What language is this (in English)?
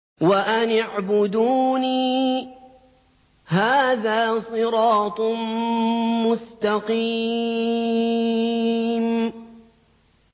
Arabic